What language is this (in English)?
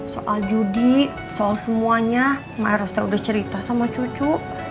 Indonesian